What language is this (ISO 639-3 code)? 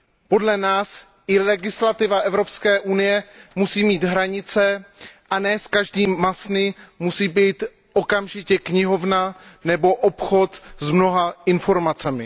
ces